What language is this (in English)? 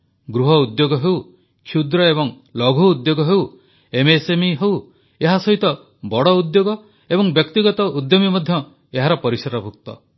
Odia